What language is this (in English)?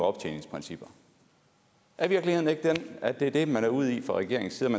Danish